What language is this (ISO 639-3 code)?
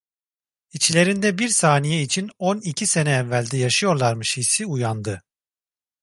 tur